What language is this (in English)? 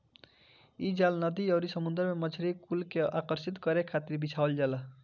Bhojpuri